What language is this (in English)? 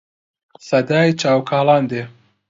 Central Kurdish